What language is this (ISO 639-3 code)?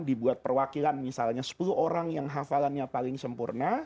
ind